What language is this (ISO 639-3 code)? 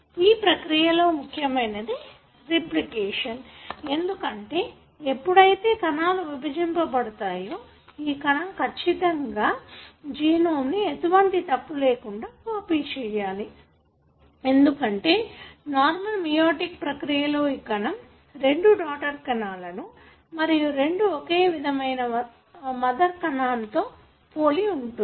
tel